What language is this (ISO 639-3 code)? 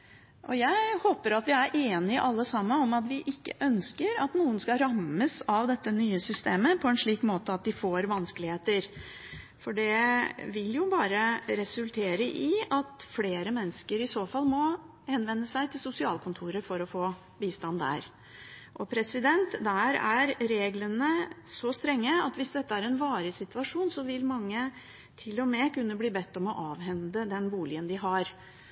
nob